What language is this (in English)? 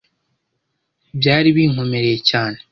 Kinyarwanda